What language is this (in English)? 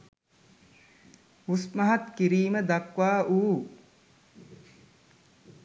Sinhala